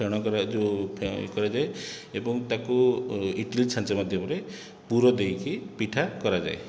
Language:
Odia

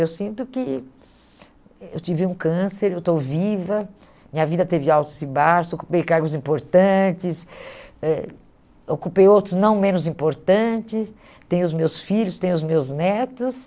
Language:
Portuguese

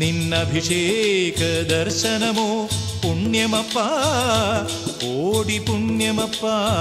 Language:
Hindi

